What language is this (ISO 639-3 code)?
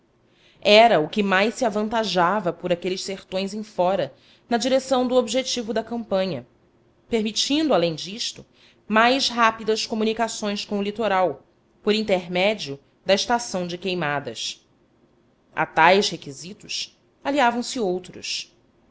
por